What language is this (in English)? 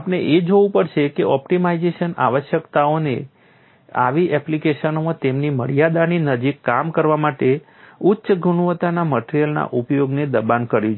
Gujarati